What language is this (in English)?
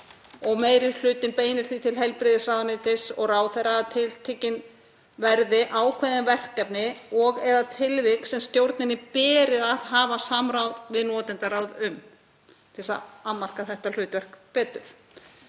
Icelandic